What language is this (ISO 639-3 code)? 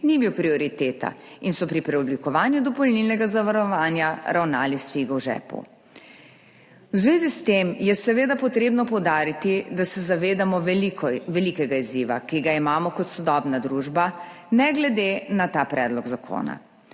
slv